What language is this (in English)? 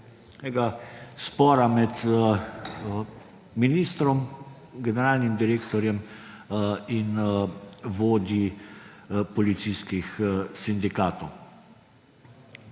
Slovenian